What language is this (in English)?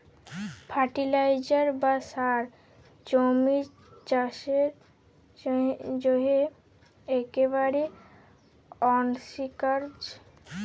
Bangla